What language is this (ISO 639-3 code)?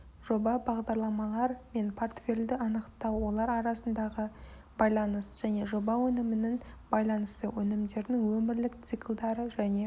kaz